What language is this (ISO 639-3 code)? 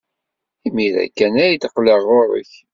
kab